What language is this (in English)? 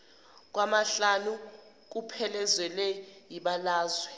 Zulu